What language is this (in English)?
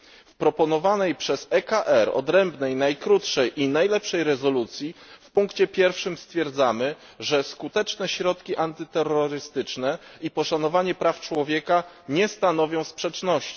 Polish